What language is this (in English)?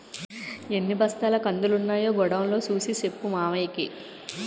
Telugu